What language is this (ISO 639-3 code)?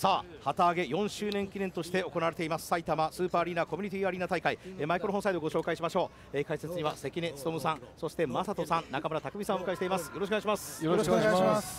jpn